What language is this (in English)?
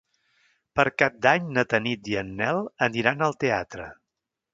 Catalan